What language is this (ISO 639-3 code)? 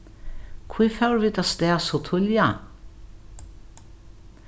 fao